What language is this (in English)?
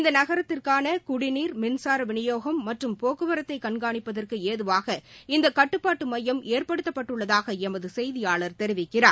Tamil